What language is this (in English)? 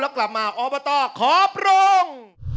Thai